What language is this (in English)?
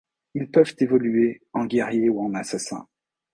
French